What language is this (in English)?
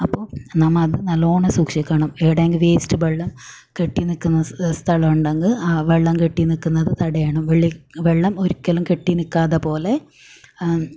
Malayalam